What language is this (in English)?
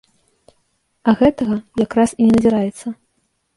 Belarusian